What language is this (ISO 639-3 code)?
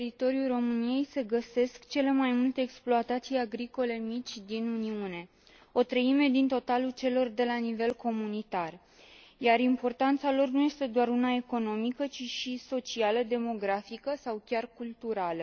ron